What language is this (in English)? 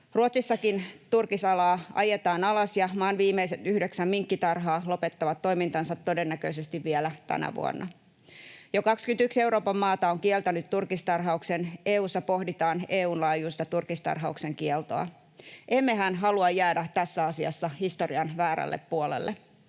Finnish